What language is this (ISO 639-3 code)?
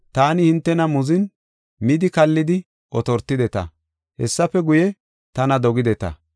gof